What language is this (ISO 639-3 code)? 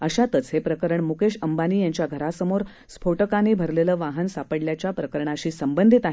mar